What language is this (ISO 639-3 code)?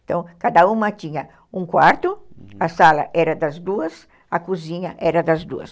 por